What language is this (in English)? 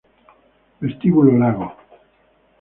Spanish